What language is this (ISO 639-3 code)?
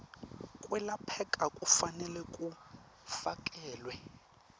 ssw